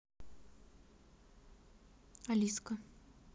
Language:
Russian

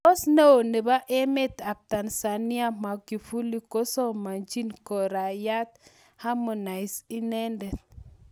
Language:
Kalenjin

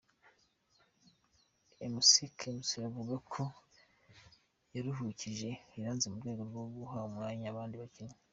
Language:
Kinyarwanda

